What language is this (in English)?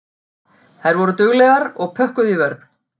Icelandic